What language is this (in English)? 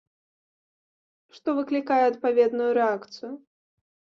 Belarusian